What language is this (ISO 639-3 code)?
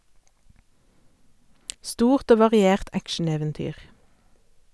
nor